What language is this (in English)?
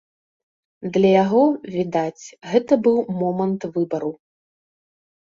Belarusian